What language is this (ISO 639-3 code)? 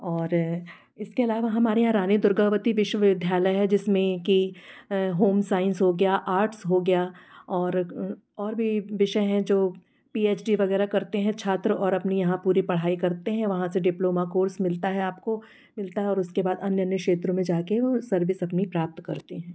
hin